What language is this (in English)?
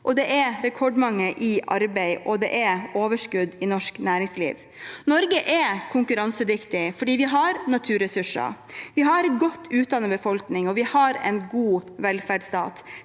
Norwegian